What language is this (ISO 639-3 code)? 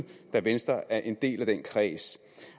dan